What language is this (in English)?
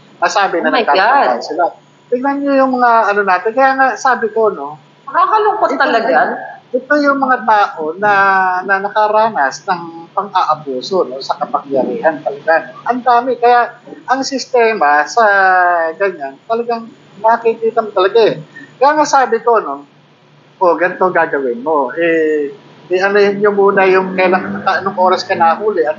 Filipino